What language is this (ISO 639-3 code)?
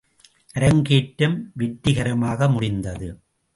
tam